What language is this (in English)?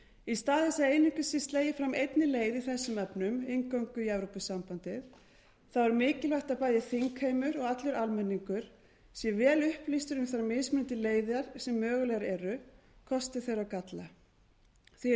Icelandic